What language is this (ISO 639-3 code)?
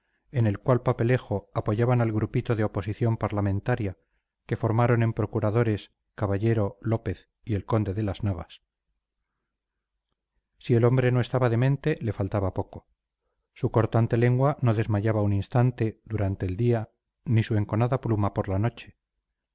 spa